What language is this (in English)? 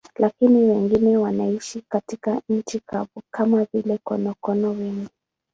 Swahili